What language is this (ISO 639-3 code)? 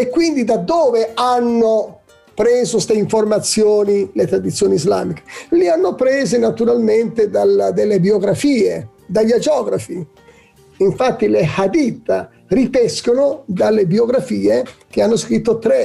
ita